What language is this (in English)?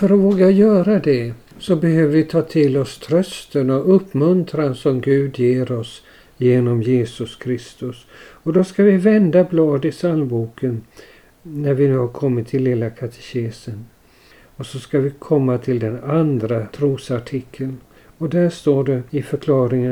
Swedish